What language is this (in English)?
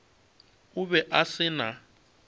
Northern Sotho